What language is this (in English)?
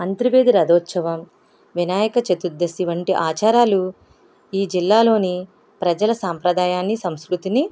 Telugu